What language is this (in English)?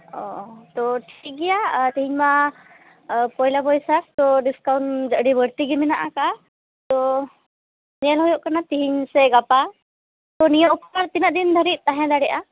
Santali